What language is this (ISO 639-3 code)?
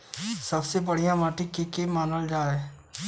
bho